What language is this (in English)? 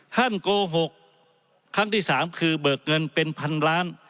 Thai